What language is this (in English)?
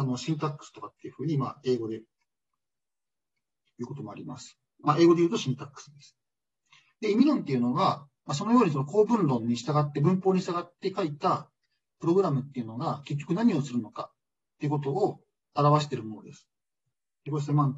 Japanese